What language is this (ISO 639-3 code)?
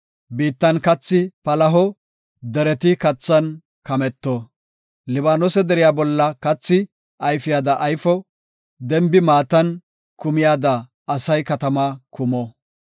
gof